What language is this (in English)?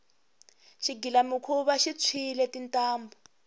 Tsonga